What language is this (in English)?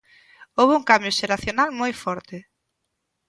Galician